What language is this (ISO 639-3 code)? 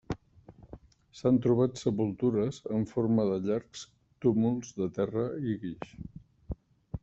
cat